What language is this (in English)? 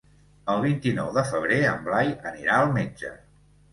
Catalan